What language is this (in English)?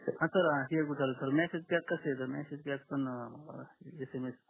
Marathi